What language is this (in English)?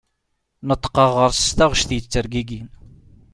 Kabyle